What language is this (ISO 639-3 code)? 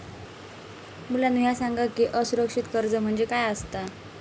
mar